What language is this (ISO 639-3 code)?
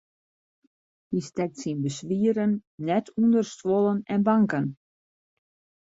fry